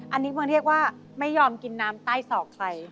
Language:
Thai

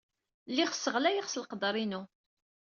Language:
Kabyle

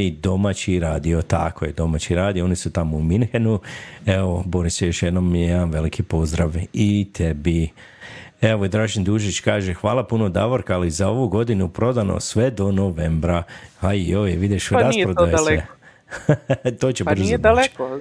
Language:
Croatian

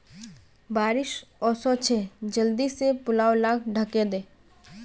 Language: Magahi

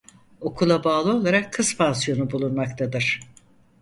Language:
Turkish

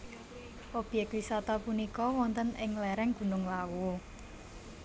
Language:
Javanese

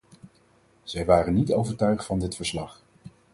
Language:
Dutch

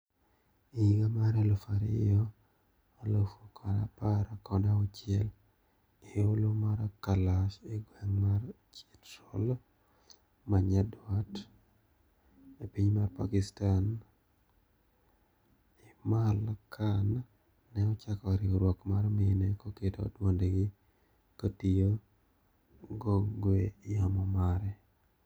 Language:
Luo (Kenya and Tanzania)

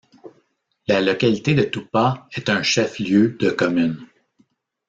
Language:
French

